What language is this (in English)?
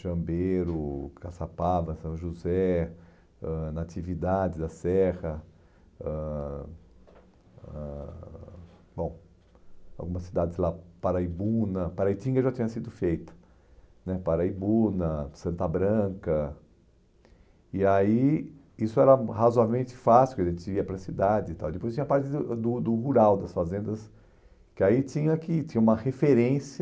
Portuguese